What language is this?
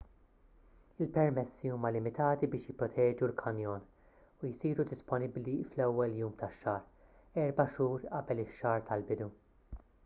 Maltese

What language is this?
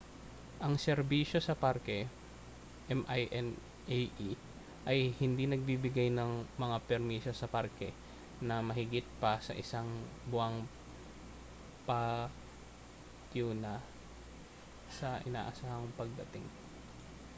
Filipino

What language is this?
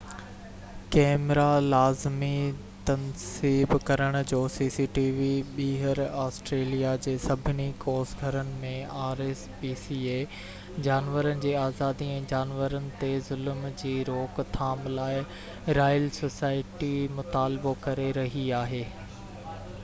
Sindhi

